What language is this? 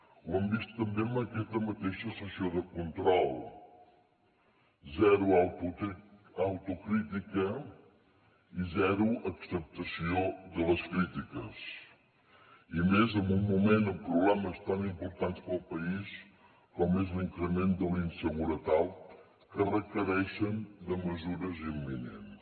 Catalan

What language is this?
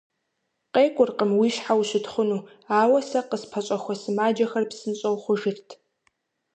Kabardian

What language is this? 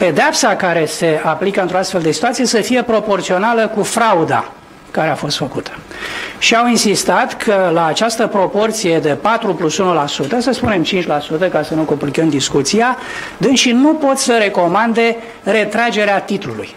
Romanian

